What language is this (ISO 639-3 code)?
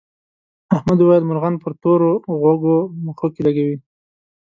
pus